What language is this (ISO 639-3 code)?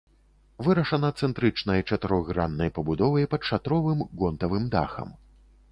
bel